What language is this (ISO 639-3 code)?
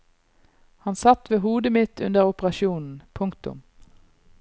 nor